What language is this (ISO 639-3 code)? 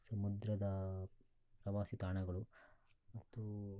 kan